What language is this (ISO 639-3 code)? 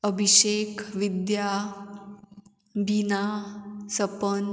kok